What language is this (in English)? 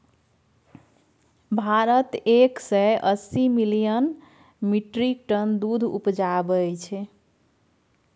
Maithili